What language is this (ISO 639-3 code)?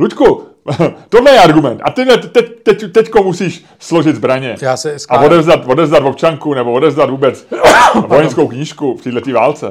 ces